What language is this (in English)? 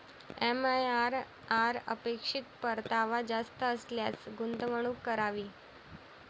Marathi